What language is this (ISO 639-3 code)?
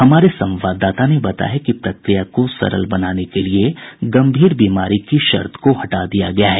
hin